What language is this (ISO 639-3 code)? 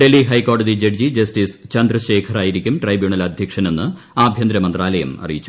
mal